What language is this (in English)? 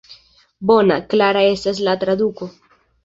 Esperanto